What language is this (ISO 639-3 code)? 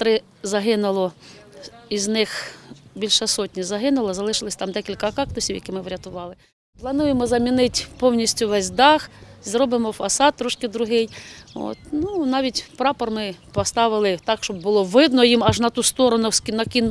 ukr